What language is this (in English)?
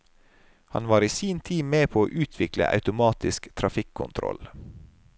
Norwegian